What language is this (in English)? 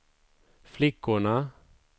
Swedish